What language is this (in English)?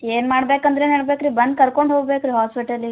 Kannada